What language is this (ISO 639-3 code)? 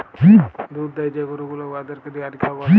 ben